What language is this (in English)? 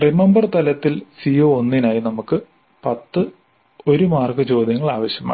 Malayalam